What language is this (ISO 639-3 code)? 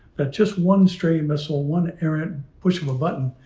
eng